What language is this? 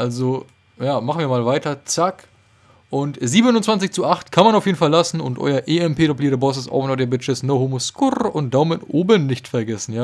German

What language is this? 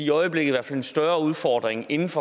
Danish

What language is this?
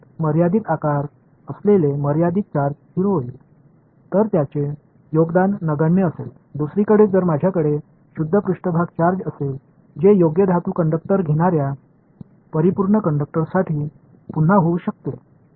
Tamil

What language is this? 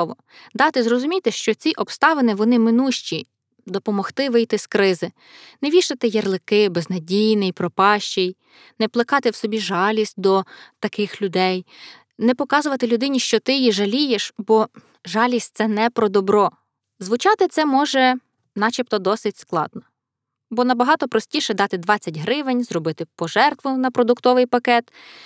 Ukrainian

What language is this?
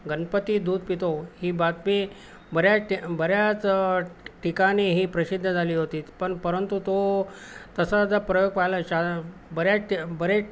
Marathi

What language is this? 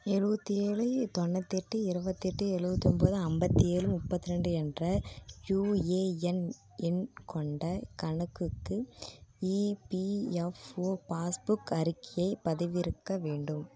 Tamil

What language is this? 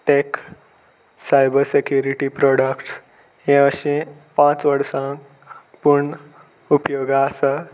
Konkani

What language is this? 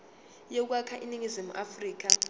Zulu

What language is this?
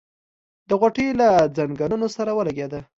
Pashto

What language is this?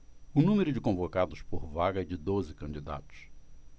Portuguese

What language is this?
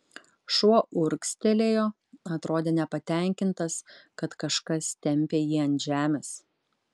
Lithuanian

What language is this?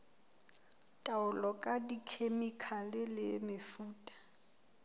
Southern Sotho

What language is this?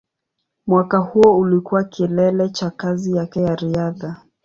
Swahili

